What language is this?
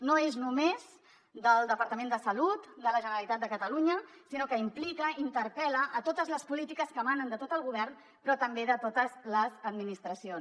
Catalan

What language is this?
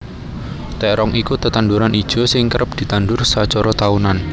Javanese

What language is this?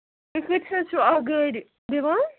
Kashmiri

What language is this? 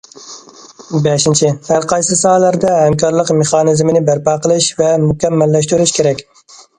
Uyghur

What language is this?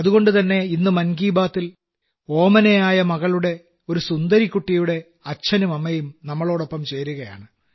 Malayalam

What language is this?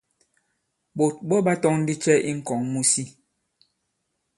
Bankon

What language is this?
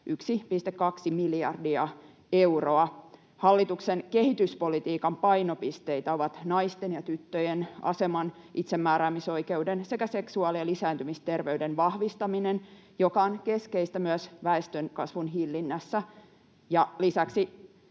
Finnish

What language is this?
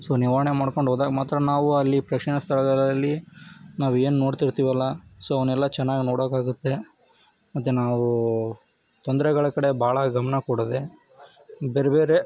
Kannada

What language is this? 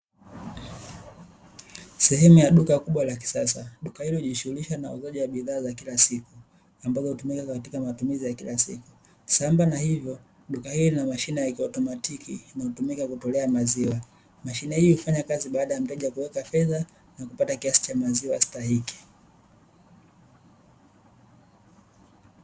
Swahili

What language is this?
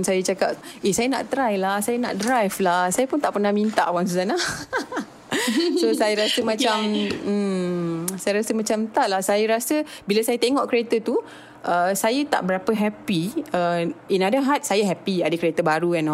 Malay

